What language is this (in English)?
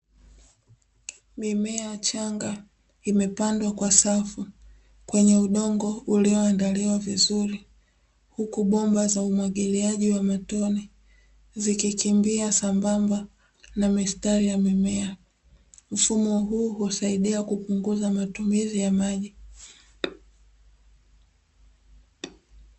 Swahili